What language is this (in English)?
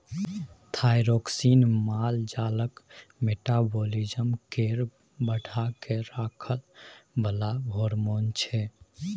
Maithili